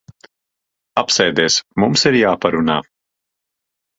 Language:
Latvian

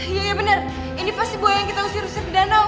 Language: Indonesian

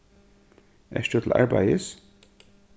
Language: Faroese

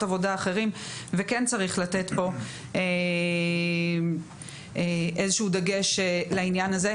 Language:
Hebrew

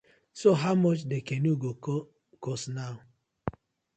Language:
Nigerian Pidgin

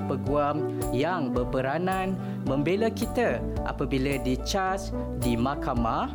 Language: Malay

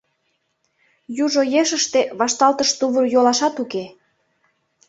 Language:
Mari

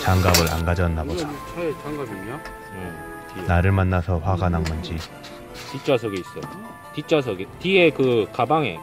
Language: Korean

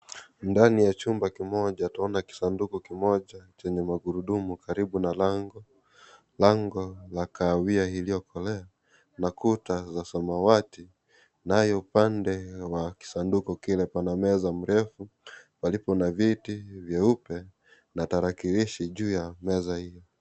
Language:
Swahili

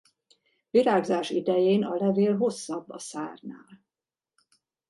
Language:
Hungarian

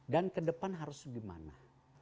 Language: Indonesian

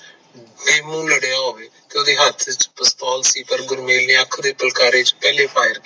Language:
Punjabi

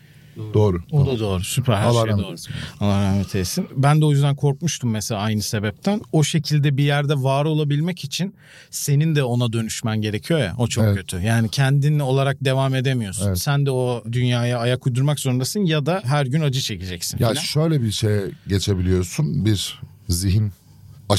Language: Turkish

